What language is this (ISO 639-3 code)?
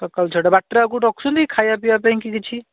ori